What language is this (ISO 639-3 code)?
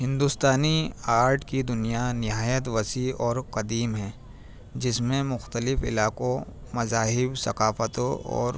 urd